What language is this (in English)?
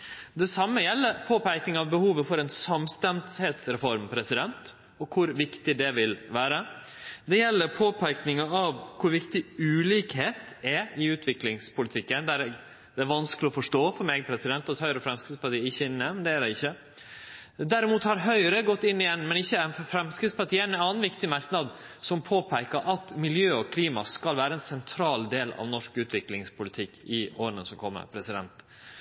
Norwegian Nynorsk